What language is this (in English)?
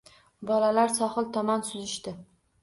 Uzbek